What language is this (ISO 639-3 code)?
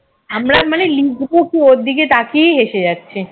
ben